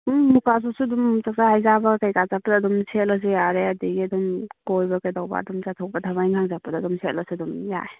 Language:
Manipuri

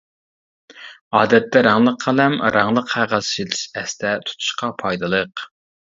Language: Uyghur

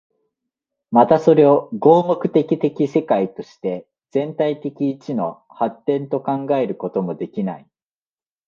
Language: Japanese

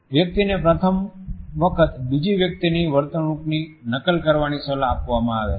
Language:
Gujarati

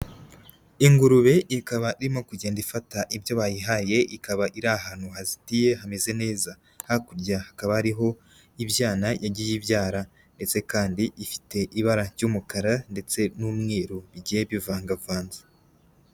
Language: Kinyarwanda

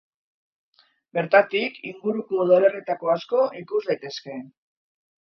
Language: Basque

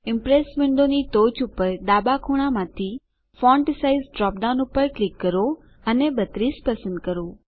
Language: Gujarati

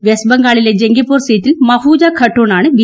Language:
Malayalam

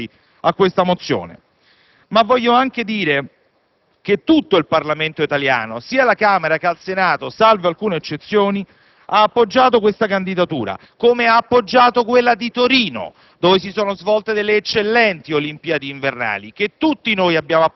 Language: Italian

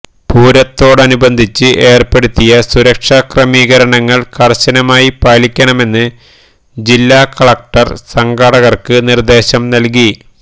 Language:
Malayalam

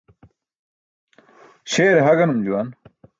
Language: Burushaski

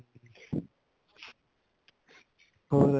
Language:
Punjabi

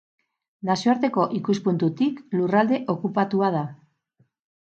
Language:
Basque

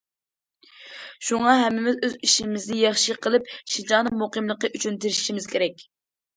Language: Uyghur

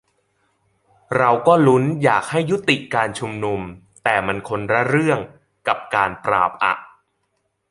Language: Thai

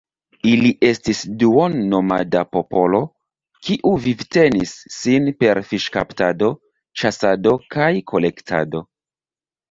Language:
Esperanto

